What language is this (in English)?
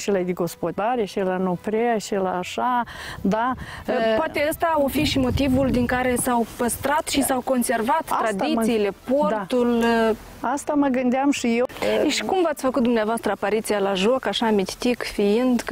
Romanian